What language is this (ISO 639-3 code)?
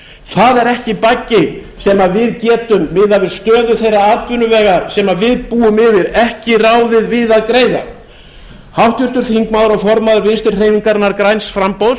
isl